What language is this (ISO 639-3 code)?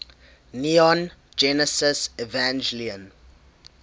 eng